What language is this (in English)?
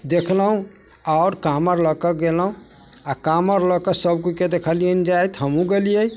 Maithili